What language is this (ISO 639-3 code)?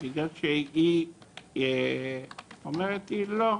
heb